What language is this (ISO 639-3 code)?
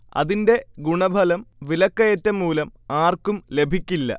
mal